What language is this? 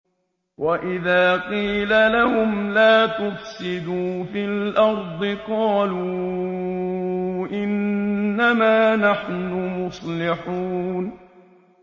Arabic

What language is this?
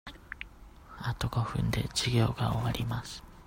Japanese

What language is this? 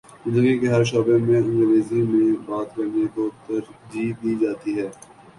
Urdu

